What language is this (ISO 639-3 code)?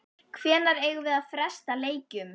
isl